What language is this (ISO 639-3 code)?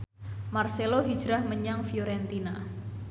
jav